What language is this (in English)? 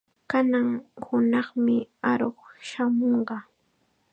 Chiquián Ancash Quechua